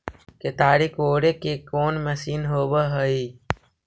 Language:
Magahi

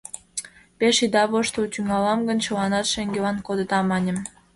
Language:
Mari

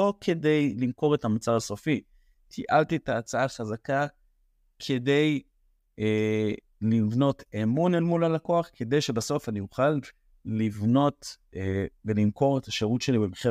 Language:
Hebrew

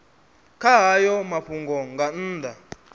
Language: Venda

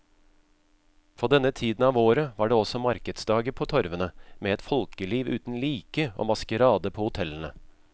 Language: Norwegian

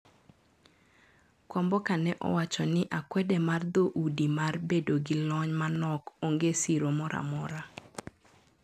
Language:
Luo (Kenya and Tanzania)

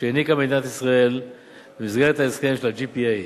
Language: Hebrew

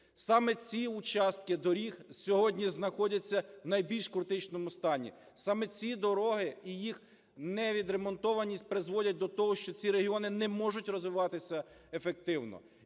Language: Ukrainian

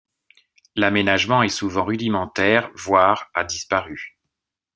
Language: French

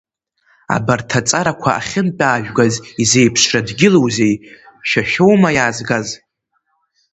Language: Abkhazian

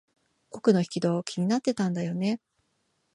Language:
Japanese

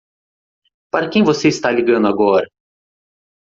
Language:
Portuguese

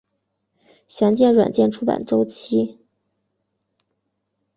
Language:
Chinese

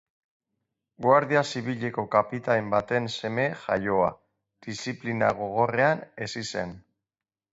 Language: Basque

